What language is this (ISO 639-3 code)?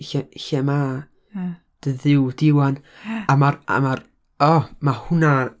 cym